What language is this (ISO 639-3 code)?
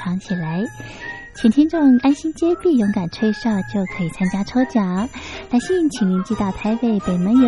zho